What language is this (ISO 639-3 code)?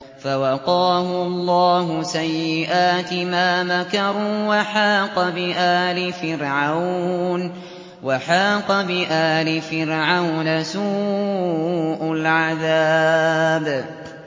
ara